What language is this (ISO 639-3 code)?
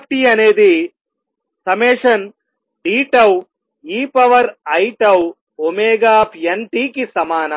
tel